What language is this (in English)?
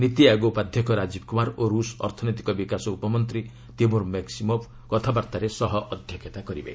Odia